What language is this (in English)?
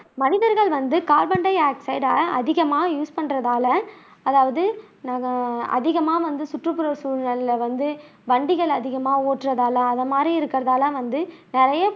Tamil